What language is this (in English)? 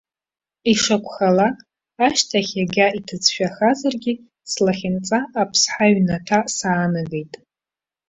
Abkhazian